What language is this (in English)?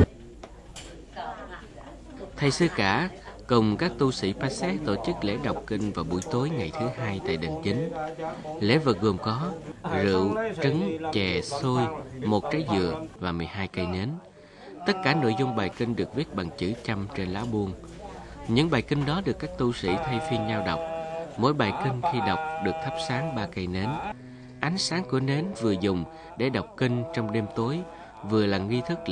Vietnamese